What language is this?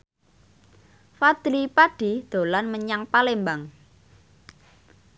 Javanese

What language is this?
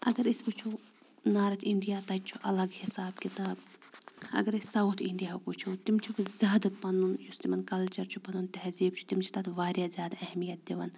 Kashmiri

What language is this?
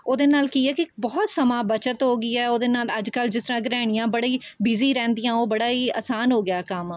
Punjabi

